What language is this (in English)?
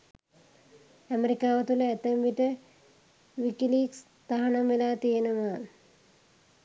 Sinhala